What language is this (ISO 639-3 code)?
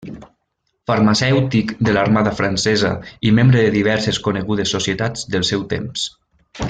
cat